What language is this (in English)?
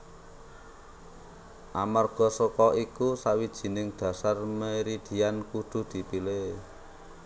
Javanese